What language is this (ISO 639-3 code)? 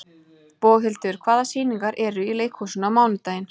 isl